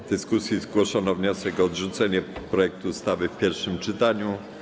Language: Polish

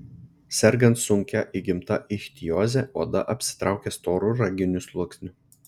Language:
Lithuanian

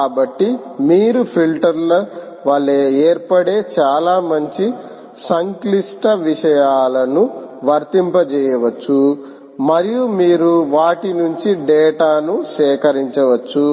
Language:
Telugu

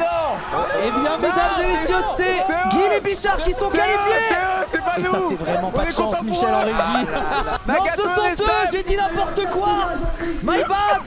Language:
French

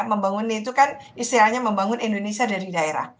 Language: Indonesian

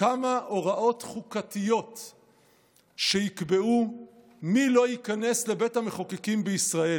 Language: Hebrew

